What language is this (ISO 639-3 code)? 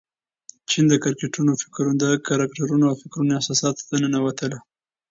pus